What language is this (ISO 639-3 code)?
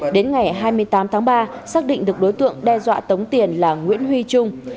vie